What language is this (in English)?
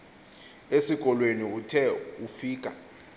Xhosa